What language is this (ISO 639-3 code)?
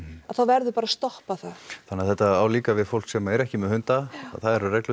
isl